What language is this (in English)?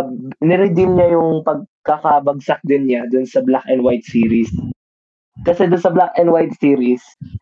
Filipino